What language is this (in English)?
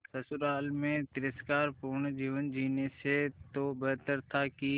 Hindi